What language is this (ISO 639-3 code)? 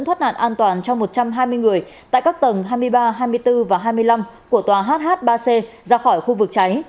vie